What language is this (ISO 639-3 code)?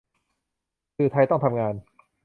tha